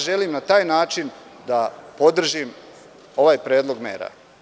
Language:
Serbian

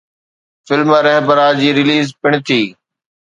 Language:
Sindhi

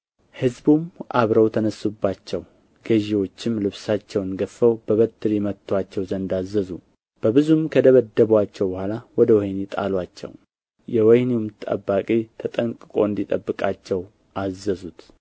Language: Amharic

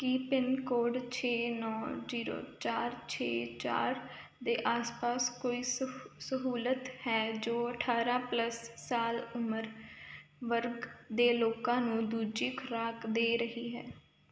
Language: Punjabi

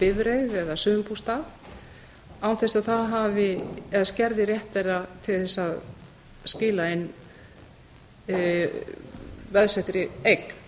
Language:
Icelandic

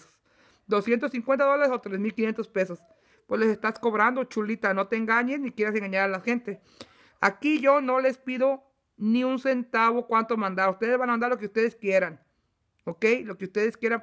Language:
Spanish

